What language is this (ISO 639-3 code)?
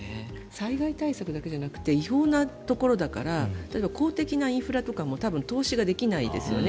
jpn